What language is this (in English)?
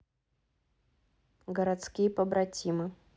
Russian